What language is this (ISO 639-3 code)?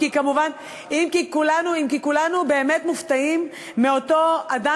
heb